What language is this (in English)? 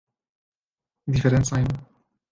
Esperanto